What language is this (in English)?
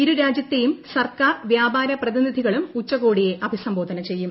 Malayalam